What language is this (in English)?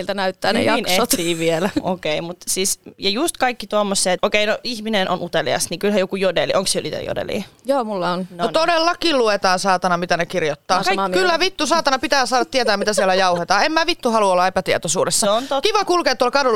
Finnish